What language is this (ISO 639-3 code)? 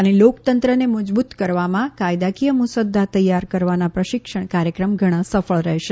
guj